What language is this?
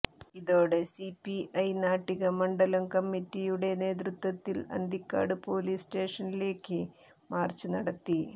Malayalam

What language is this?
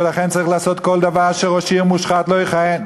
Hebrew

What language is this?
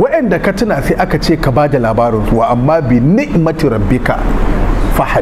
Arabic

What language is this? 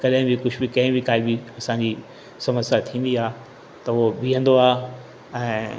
Sindhi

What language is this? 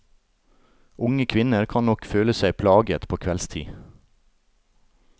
Norwegian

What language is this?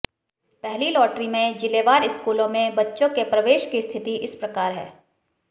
Hindi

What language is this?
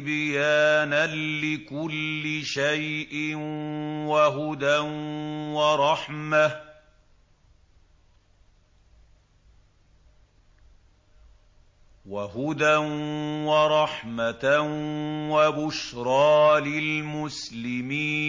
Arabic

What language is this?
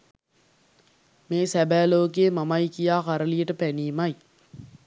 Sinhala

